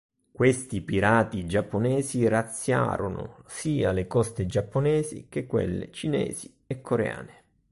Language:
Italian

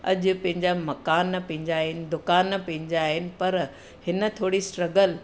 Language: Sindhi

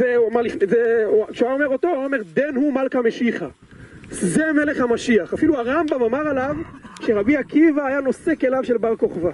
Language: Hebrew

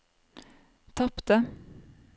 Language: Norwegian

